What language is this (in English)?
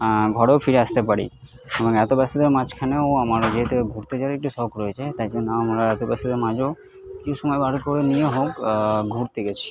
Bangla